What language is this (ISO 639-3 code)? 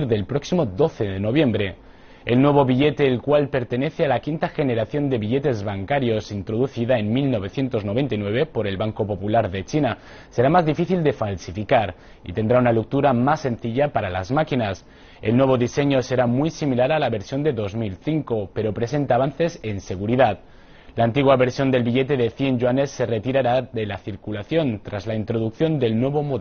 spa